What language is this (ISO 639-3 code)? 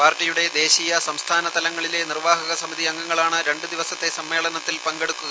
mal